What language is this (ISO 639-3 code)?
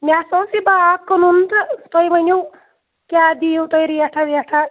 kas